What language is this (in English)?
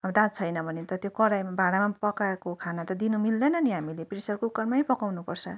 Nepali